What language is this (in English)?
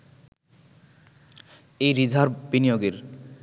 Bangla